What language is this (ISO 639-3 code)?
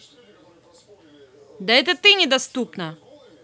rus